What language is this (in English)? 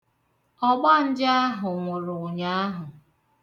Igbo